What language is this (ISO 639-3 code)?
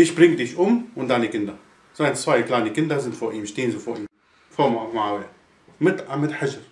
deu